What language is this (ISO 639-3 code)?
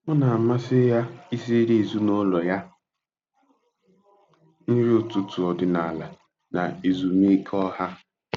ibo